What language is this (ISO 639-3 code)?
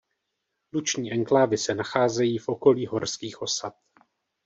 ces